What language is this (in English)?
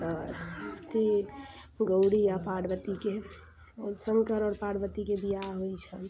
Maithili